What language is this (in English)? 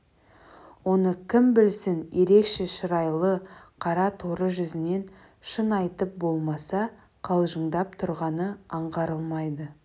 Kazakh